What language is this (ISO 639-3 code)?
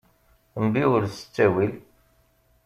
kab